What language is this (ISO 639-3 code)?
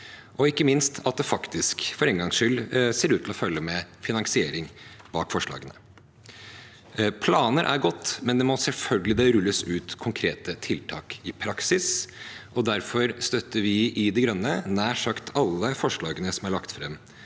nor